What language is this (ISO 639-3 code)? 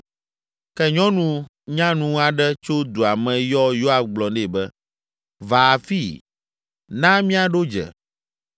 ewe